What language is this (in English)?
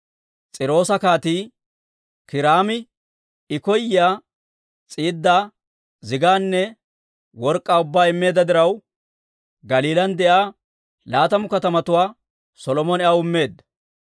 Dawro